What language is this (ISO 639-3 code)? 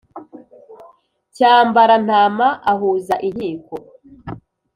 kin